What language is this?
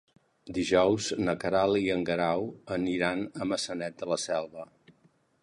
Catalan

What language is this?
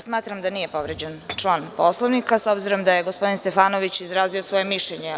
Serbian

